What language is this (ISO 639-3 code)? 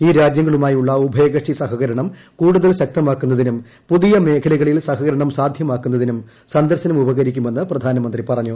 mal